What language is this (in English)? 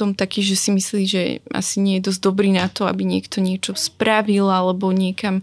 Slovak